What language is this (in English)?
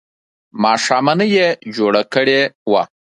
Pashto